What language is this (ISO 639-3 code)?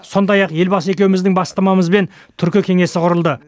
kaz